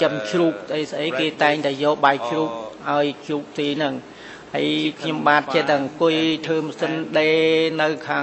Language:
Vietnamese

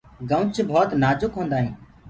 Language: Gurgula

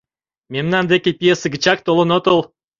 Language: Mari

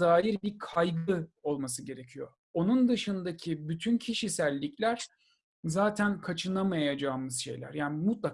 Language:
Turkish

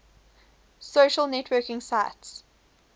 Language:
English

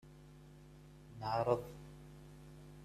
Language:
Kabyle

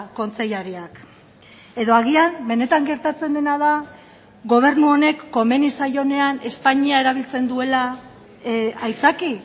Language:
Basque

